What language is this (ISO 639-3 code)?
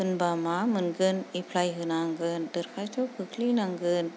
brx